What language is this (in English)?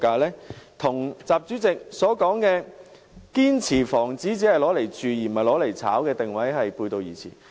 Cantonese